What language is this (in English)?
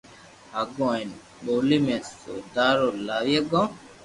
Loarki